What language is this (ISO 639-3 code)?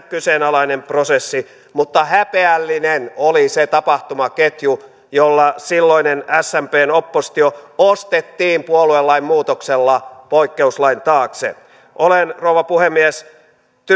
fin